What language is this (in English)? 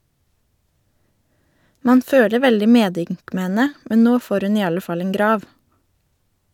Norwegian